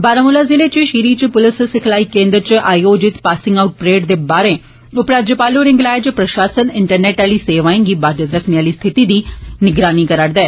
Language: Dogri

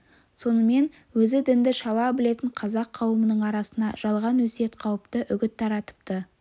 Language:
Kazakh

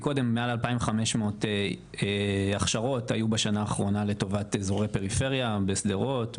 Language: Hebrew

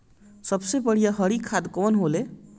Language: Bhojpuri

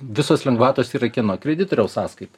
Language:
Lithuanian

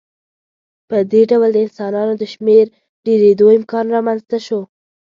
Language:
Pashto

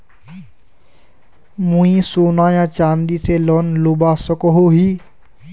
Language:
Magahi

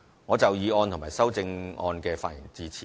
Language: Cantonese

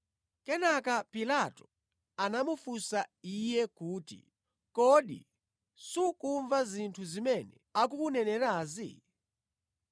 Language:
Nyanja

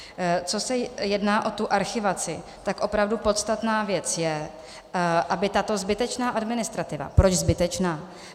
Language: Czech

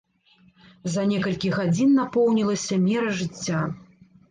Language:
Belarusian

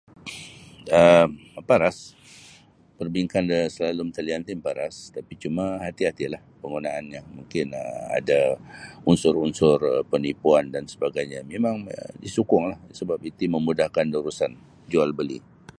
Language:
Sabah Bisaya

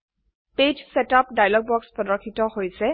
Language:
Assamese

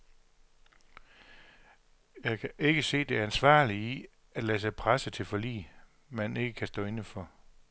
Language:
Danish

